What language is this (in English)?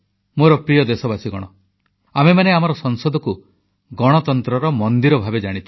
Odia